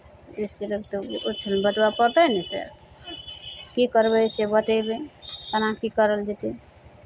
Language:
Maithili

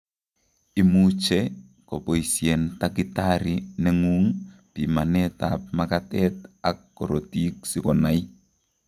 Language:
Kalenjin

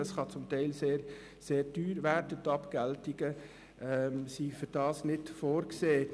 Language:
Swiss German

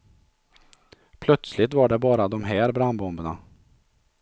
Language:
Swedish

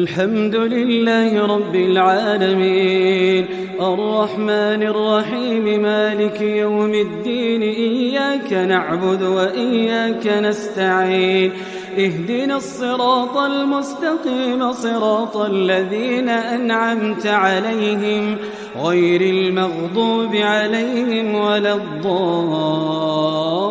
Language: Arabic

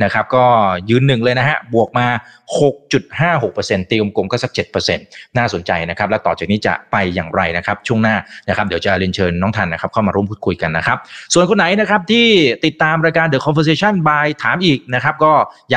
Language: Thai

